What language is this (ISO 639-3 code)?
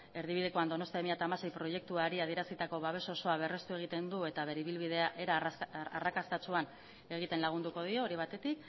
eus